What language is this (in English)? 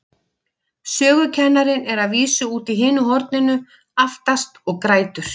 Icelandic